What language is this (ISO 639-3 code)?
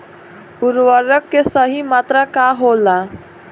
bho